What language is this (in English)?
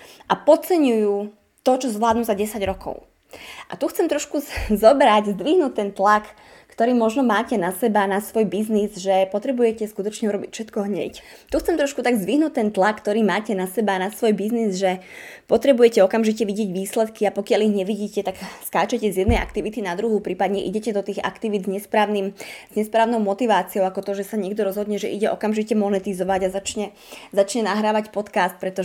Slovak